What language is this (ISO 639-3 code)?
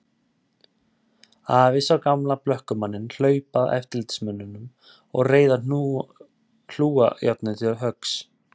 isl